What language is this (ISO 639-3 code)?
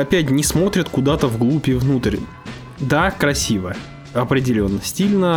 rus